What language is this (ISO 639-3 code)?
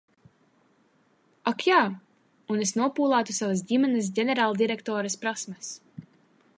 lav